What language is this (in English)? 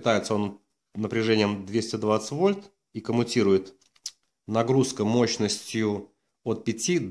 Russian